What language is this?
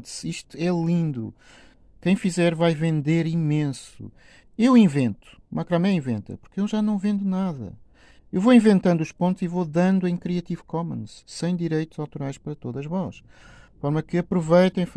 Portuguese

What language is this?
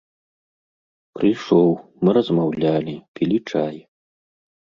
Belarusian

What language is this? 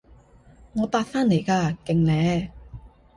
Cantonese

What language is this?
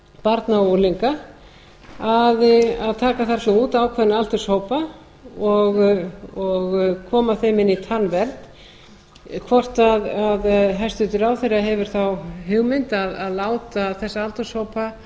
Icelandic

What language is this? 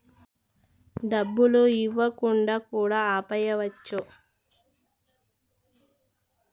Telugu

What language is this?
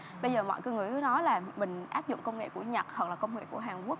Vietnamese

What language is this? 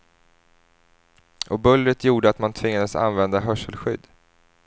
Swedish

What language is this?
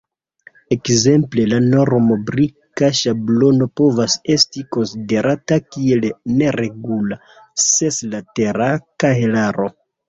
Esperanto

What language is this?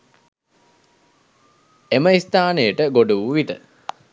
Sinhala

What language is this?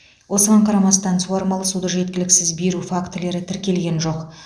Kazakh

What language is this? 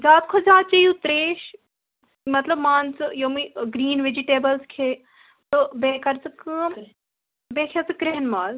Kashmiri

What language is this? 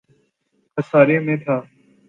Urdu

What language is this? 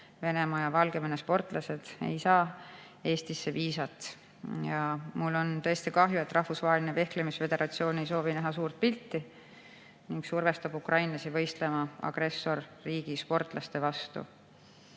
Estonian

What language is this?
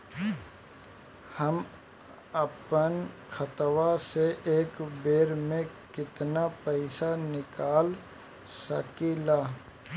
Bhojpuri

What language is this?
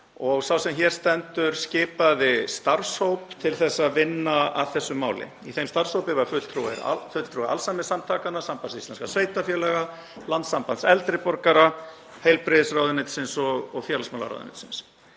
Icelandic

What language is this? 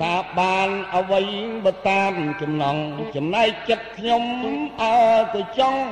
Thai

